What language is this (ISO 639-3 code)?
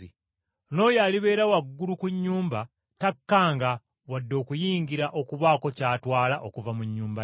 lug